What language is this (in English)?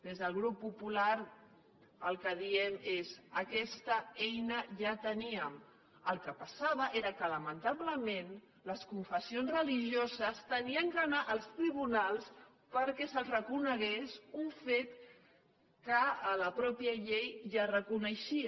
Catalan